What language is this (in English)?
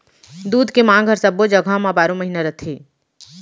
Chhattisgarhi